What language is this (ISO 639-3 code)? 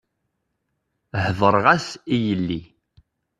kab